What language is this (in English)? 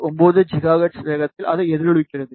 Tamil